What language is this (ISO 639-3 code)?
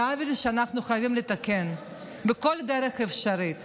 heb